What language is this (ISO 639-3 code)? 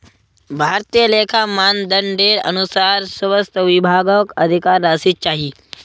mag